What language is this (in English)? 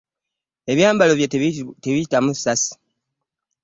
Ganda